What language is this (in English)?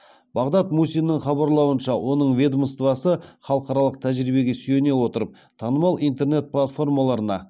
Kazakh